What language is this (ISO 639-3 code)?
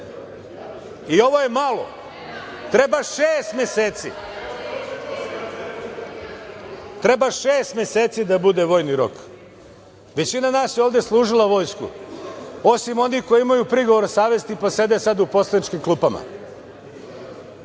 srp